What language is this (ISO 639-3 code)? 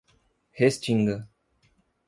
por